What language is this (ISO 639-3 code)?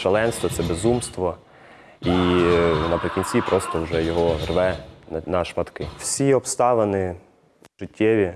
ukr